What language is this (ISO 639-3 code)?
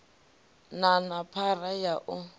ven